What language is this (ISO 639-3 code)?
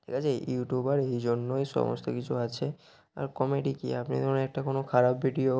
ben